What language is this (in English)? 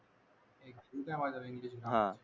Marathi